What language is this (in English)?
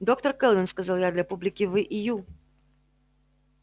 Russian